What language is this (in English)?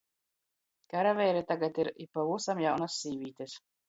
Latgalian